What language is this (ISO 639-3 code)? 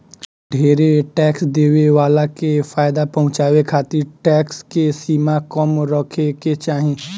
bho